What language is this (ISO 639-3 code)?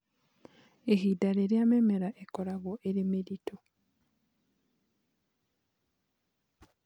kik